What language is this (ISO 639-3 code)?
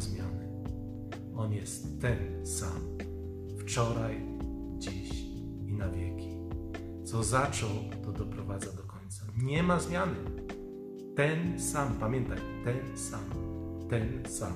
pol